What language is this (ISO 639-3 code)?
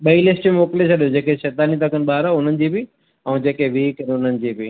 snd